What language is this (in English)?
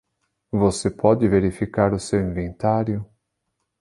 Portuguese